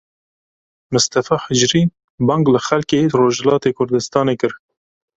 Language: Kurdish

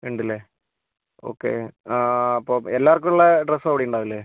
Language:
Malayalam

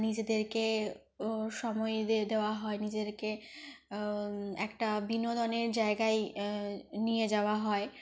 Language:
Bangla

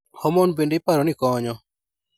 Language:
Luo (Kenya and Tanzania)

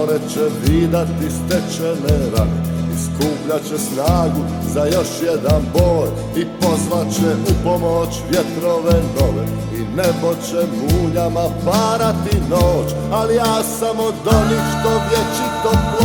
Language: Croatian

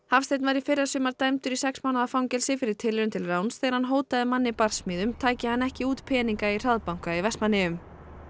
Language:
Icelandic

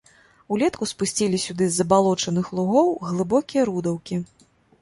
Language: Belarusian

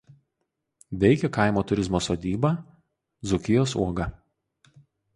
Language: Lithuanian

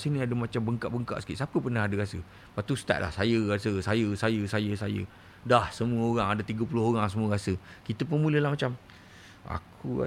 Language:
Malay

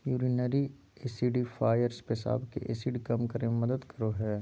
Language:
Magahi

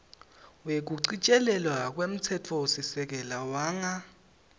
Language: Swati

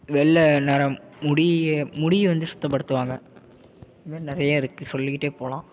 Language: Tamil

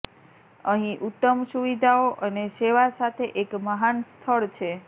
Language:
Gujarati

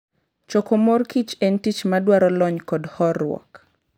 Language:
Luo (Kenya and Tanzania)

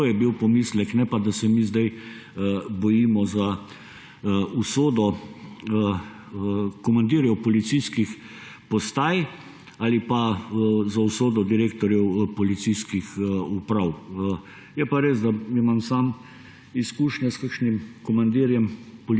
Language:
Slovenian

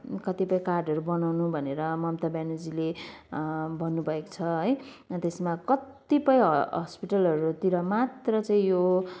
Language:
Nepali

